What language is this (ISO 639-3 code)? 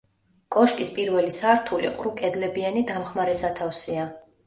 kat